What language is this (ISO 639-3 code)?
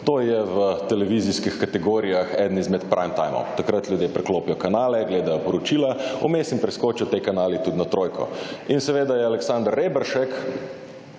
slv